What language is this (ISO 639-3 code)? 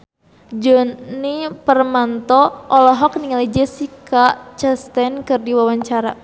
sun